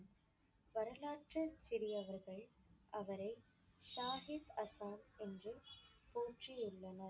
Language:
Tamil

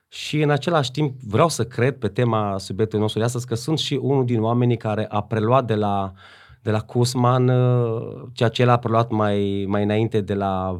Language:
Romanian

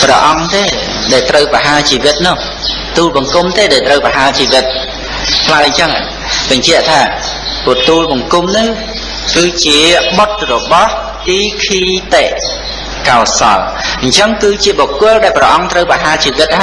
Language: Khmer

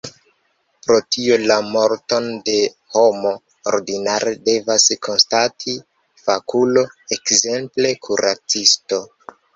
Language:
Esperanto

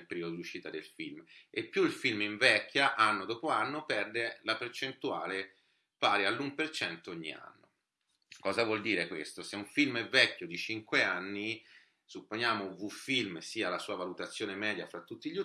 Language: Italian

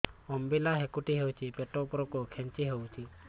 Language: Odia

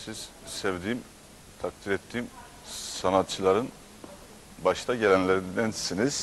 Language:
Turkish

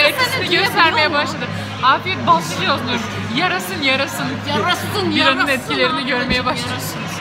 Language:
Turkish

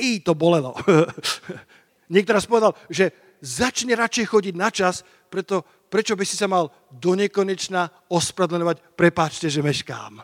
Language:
Slovak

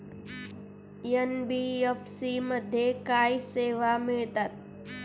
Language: Marathi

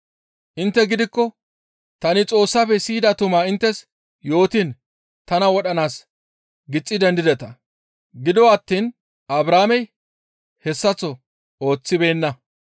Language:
Gamo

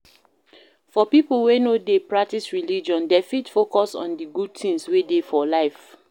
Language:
Nigerian Pidgin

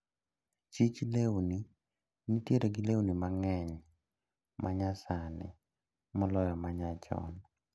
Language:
Luo (Kenya and Tanzania)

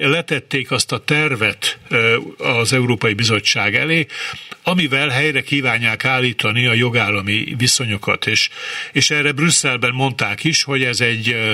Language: Hungarian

